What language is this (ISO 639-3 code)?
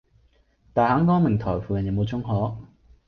yue